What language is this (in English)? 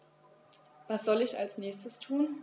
German